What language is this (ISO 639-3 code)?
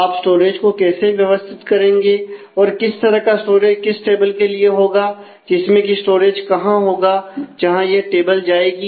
hin